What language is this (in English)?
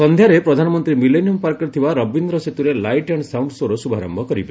Odia